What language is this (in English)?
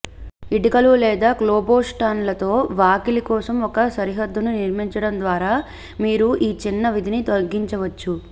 Telugu